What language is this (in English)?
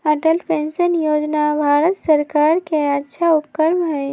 Magahi